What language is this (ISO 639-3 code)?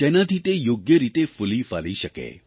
guj